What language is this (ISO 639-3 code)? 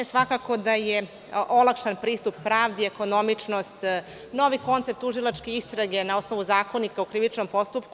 srp